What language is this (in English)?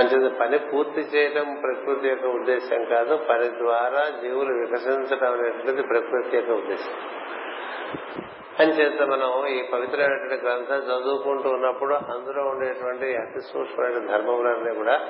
Telugu